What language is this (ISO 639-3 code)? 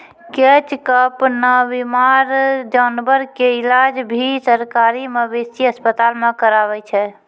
mai